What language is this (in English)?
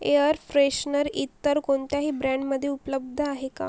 Marathi